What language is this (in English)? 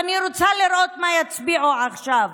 Hebrew